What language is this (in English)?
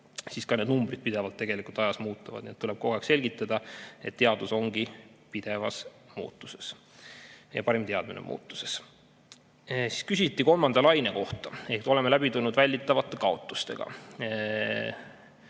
Estonian